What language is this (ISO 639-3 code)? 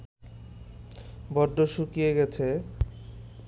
ben